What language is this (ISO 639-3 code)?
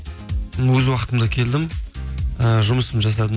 kaz